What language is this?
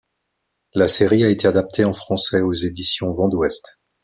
French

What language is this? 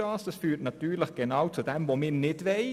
Swiss German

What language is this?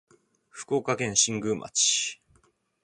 Japanese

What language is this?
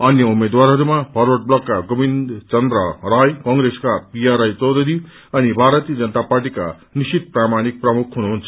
Nepali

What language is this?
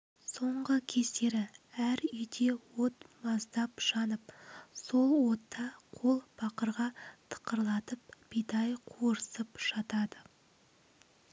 Kazakh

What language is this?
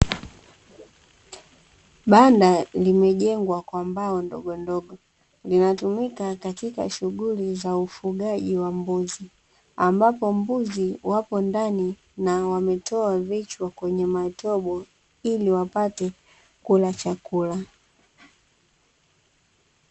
Swahili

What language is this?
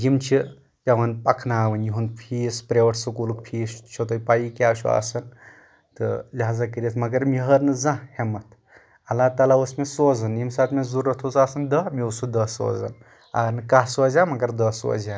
Kashmiri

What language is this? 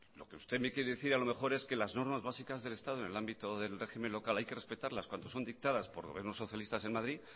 Spanish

